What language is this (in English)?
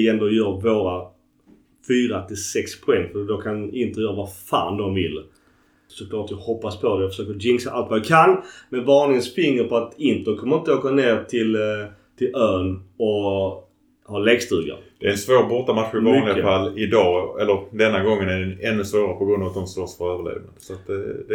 Swedish